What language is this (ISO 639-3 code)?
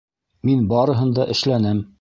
bak